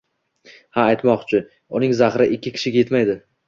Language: Uzbek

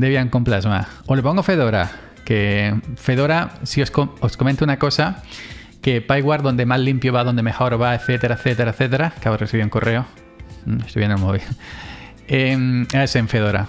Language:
Spanish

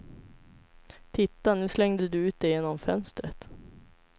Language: Swedish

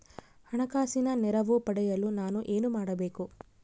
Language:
Kannada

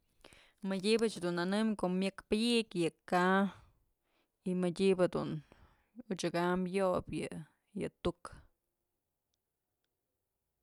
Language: Mazatlán Mixe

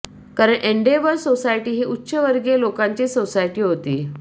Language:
Marathi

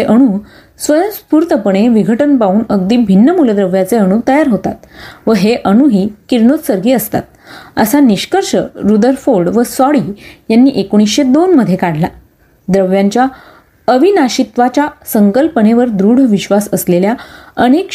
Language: Marathi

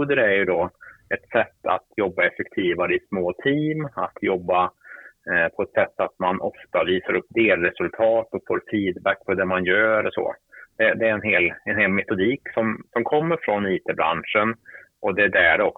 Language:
Swedish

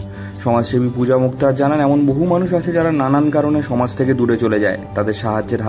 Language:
Turkish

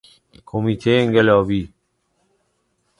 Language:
Persian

